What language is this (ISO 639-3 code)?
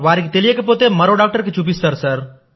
tel